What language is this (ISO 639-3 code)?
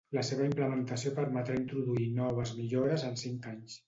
cat